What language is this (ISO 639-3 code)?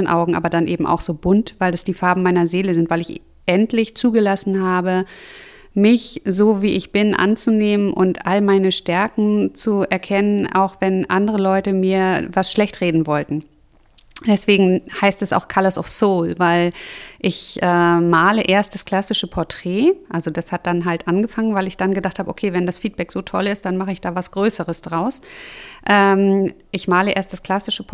deu